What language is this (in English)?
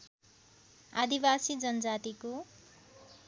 Nepali